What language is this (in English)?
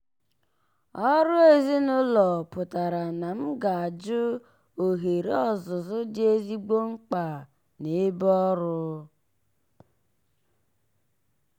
Igbo